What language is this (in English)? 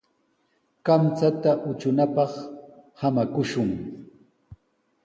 Sihuas Ancash Quechua